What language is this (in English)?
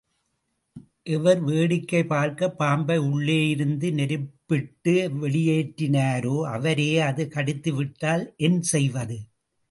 Tamil